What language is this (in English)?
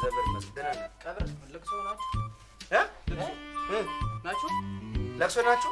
Amharic